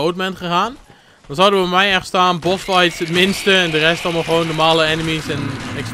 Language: Dutch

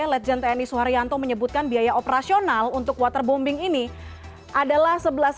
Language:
Indonesian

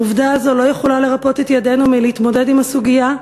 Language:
Hebrew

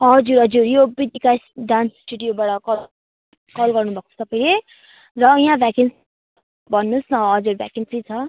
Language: Nepali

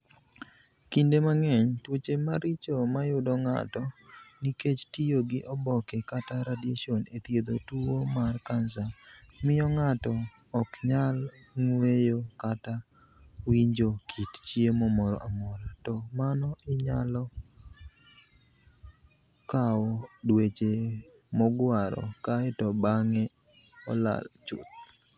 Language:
Luo (Kenya and Tanzania)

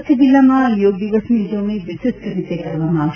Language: Gujarati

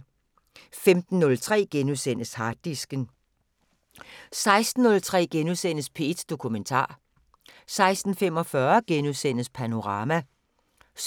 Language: Danish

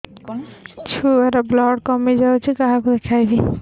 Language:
Odia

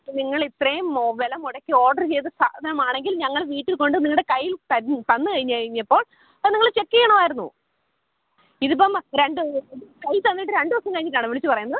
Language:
Malayalam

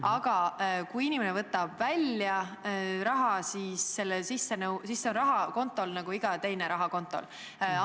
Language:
Estonian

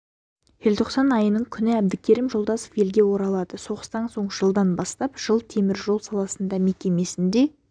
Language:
Kazakh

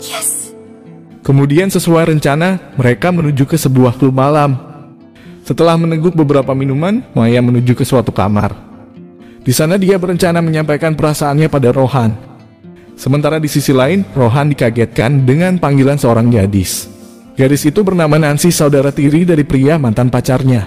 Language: Indonesian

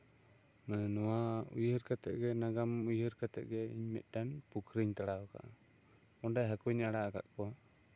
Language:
Santali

